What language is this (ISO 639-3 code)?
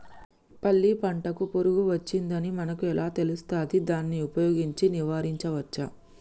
tel